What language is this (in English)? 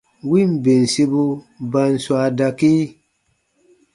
Baatonum